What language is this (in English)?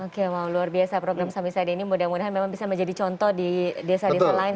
Indonesian